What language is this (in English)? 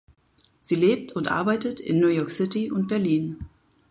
German